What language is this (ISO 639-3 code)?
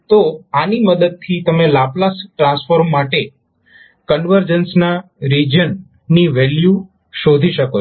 guj